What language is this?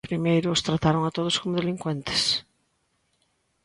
Galician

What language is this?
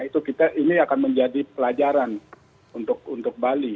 Indonesian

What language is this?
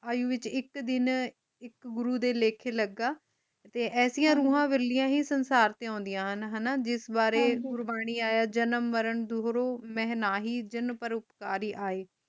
Punjabi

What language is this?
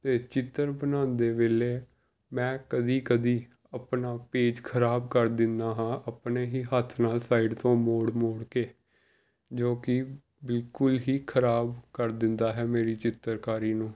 Punjabi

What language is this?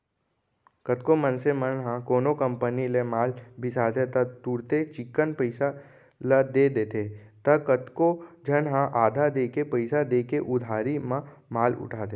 Chhattisgarhi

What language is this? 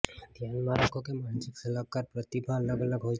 Gujarati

